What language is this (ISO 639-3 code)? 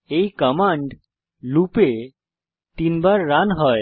ben